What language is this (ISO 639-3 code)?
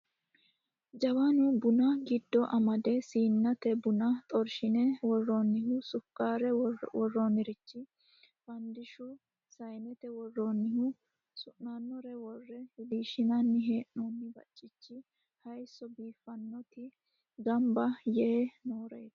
sid